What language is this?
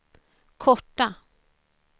Swedish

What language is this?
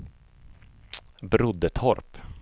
Swedish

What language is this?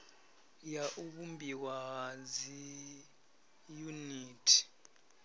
Venda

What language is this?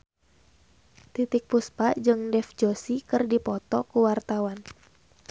Sundanese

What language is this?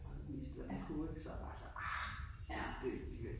Danish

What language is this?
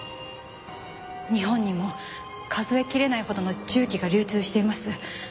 Japanese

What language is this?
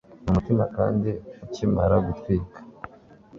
Kinyarwanda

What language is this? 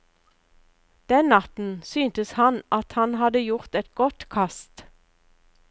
Norwegian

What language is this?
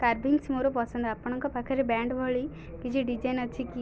Odia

